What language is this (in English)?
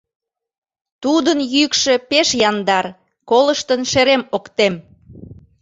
Mari